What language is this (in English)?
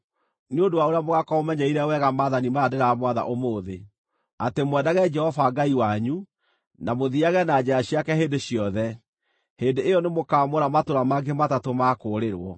Kikuyu